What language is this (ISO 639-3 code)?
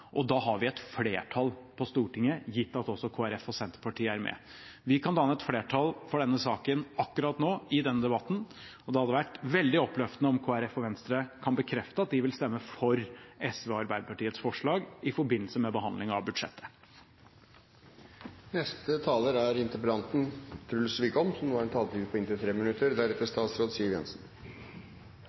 nob